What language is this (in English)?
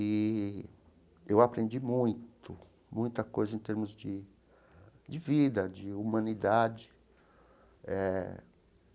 Portuguese